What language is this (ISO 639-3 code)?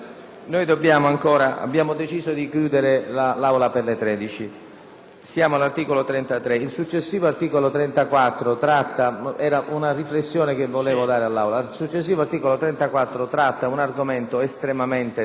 ita